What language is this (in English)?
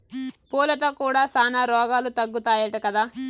Telugu